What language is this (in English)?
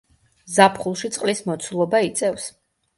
Georgian